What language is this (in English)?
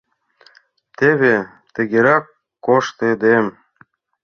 Mari